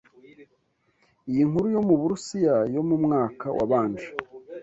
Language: Kinyarwanda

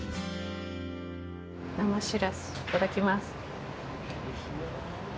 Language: Japanese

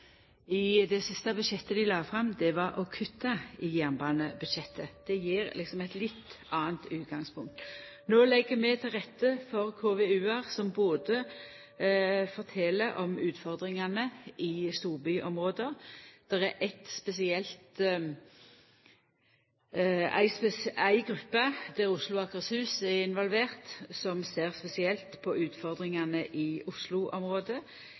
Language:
Norwegian Nynorsk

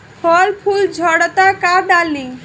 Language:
Bhojpuri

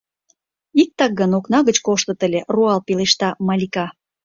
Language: Mari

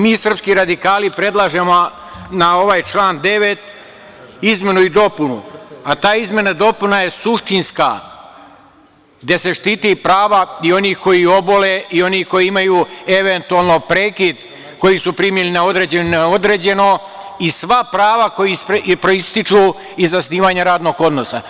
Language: Serbian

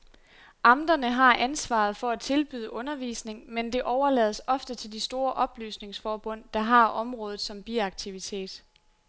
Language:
Danish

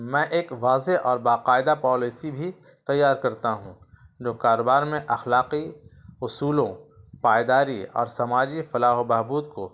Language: Urdu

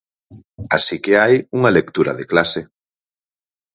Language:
Galician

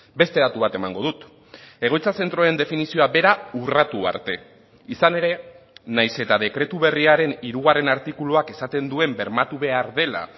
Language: Basque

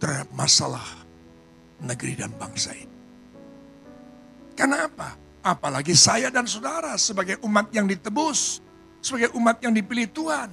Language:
Indonesian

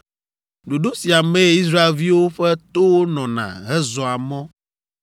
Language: Ewe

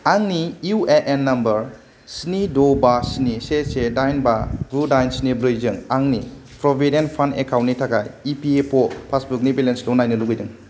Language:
Bodo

